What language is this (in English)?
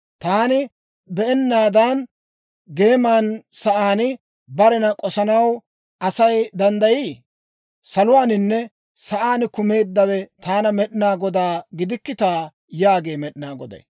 Dawro